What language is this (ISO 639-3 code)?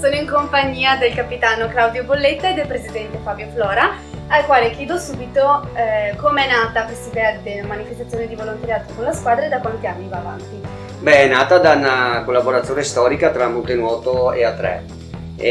ita